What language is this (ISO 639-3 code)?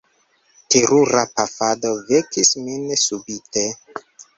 epo